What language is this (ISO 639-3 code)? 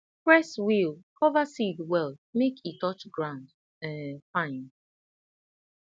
pcm